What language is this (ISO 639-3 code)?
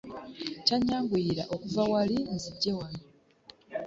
lug